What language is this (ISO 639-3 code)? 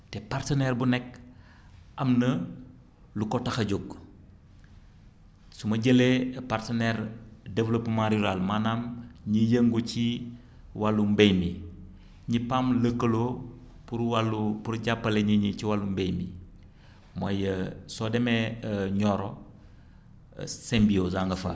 wol